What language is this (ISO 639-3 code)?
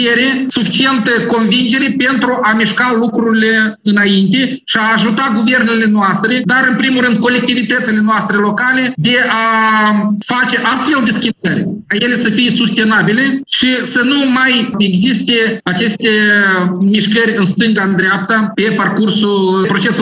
ron